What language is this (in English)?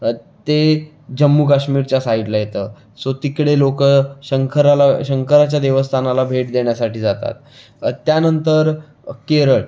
Marathi